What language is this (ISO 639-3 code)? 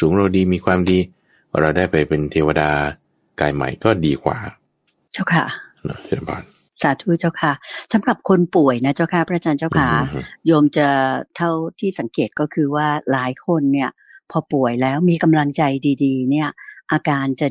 tha